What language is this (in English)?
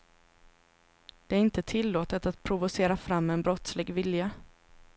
Swedish